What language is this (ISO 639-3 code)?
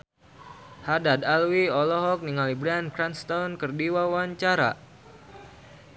sun